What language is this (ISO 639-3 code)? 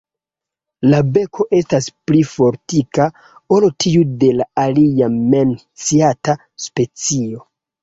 epo